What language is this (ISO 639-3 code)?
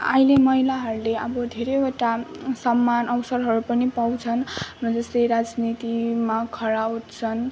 nep